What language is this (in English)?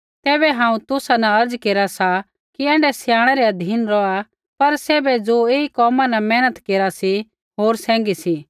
Kullu Pahari